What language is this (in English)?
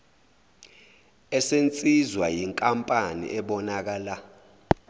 Zulu